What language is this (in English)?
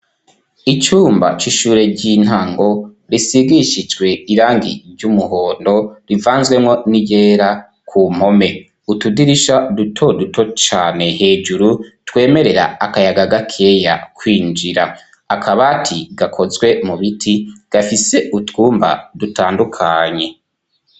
Rundi